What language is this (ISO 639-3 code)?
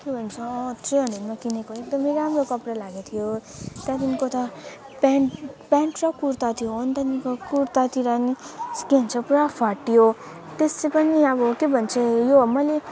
nep